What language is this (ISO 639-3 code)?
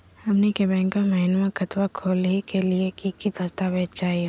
mag